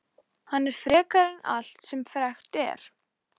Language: Icelandic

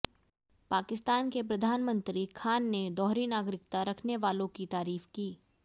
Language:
Hindi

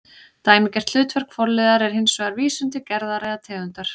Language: Icelandic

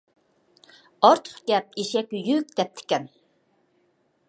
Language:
Uyghur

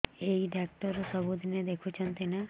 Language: Odia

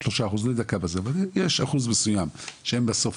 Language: Hebrew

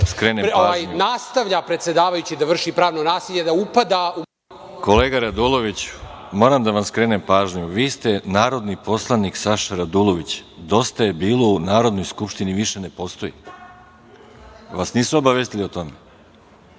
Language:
Serbian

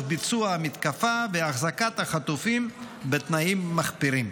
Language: Hebrew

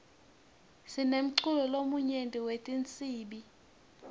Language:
Swati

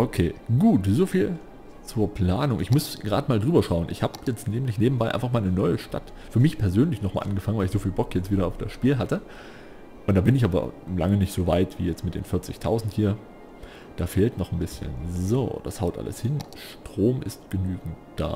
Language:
German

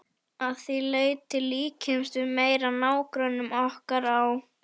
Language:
Icelandic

